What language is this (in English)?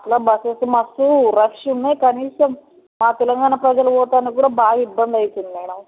Telugu